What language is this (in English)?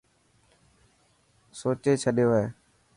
Dhatki